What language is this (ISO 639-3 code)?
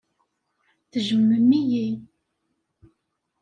kab